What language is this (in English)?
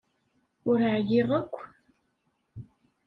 Kabyle